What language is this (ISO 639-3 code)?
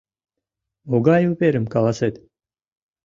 chm